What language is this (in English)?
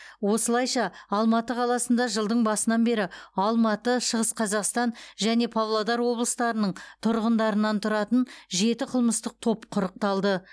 Kazakh